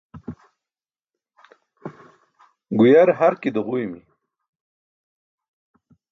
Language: Burushaski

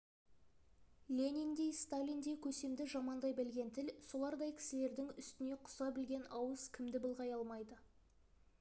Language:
Kazakh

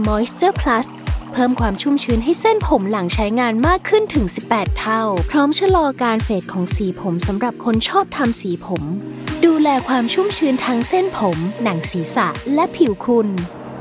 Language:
Thai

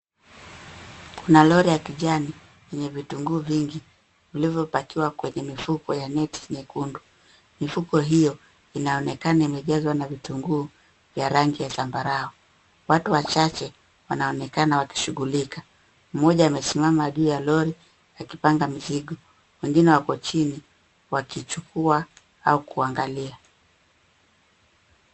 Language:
Swahili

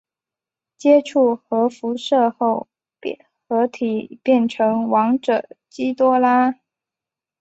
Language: Chinese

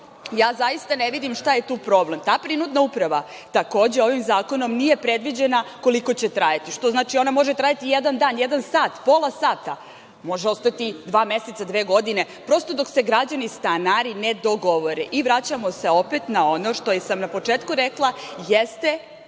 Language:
Serbian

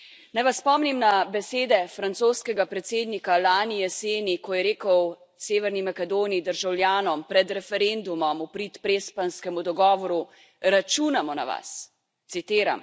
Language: Slovenian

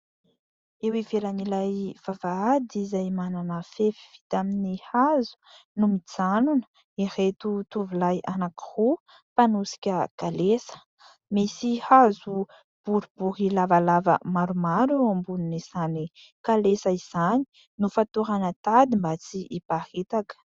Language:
Malagasy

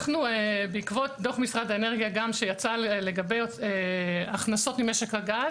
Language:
Hebrew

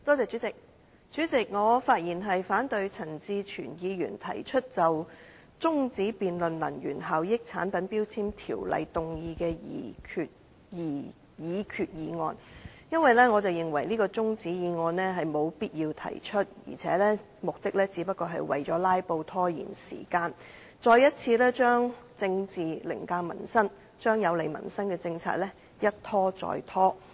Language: Cantonese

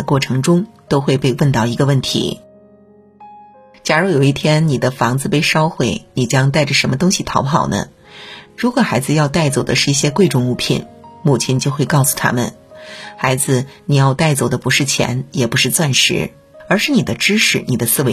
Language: Chinese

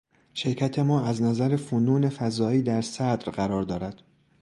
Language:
Persian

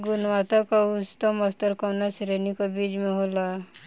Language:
Bhojpuri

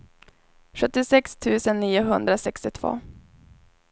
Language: Swedish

